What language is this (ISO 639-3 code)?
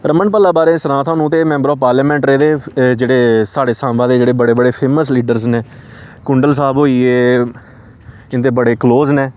doi